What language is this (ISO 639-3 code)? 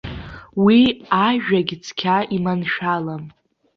abk